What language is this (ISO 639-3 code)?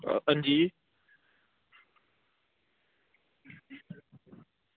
doi